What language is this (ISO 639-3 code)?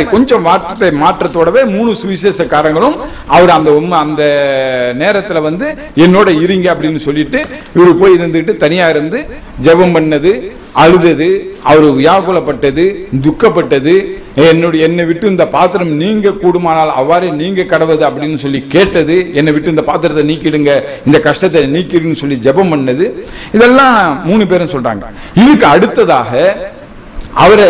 tam